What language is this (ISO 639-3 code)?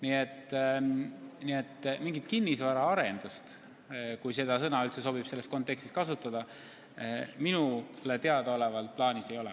est